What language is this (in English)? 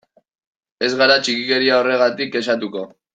Basque